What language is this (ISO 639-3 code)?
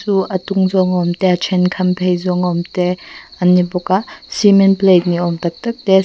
lus